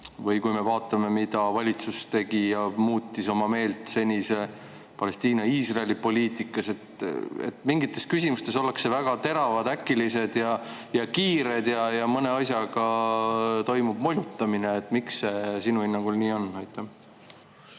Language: Estonian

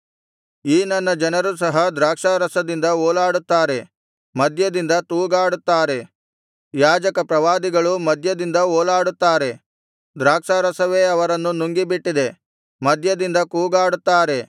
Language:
Kannada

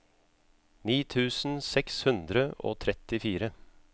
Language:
Norwegian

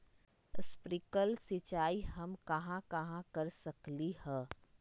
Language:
Magahi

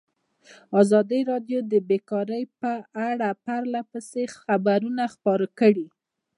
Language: Pashto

